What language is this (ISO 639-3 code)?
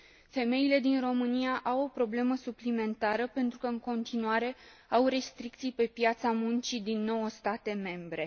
ron